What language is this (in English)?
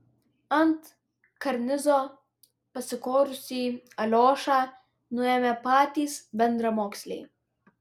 Lithuanian